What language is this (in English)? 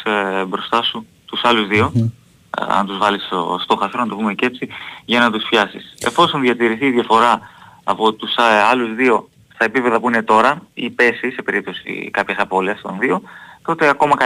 Greek